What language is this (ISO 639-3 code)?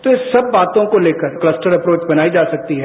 hin